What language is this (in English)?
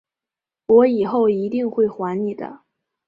Chinese